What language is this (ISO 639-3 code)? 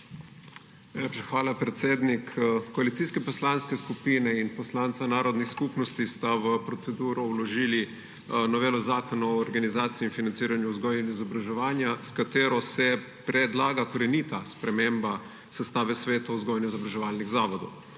slv